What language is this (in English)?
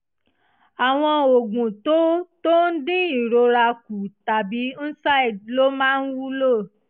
Yoruba